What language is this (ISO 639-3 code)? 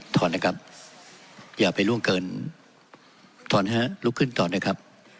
tha